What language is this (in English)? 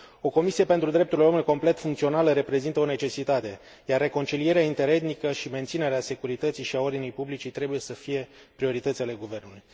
Romanian